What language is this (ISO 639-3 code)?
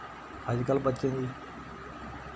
doi